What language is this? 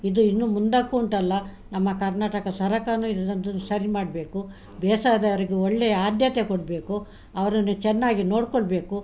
Kannada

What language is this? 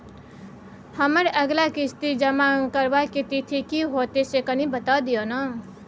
Maithili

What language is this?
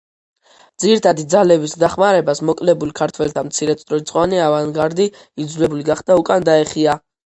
Georgian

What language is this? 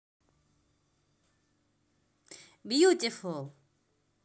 Russian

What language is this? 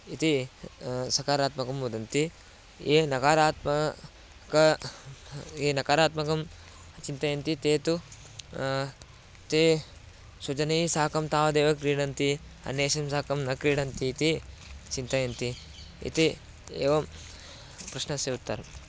Sanskrit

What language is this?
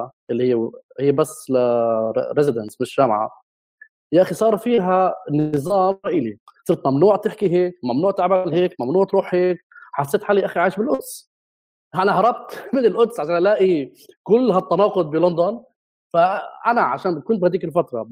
Arabic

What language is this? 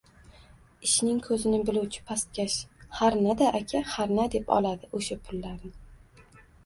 Uzbek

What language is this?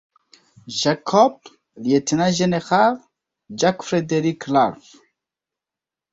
Esperanto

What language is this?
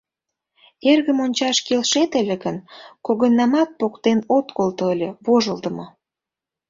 Mari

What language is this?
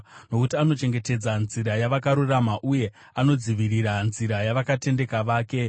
Shona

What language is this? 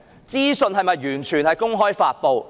Cantonese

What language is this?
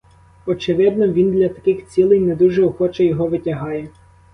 Ukrainian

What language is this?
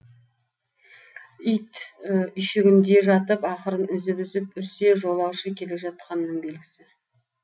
Kazakh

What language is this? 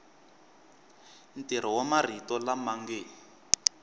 Tsonga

